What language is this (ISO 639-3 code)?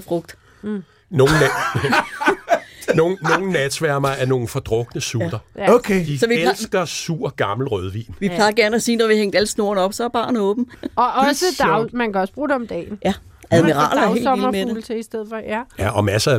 dan